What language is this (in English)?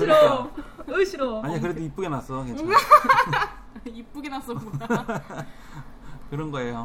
Korean